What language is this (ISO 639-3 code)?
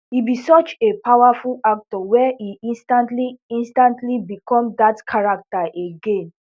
pcm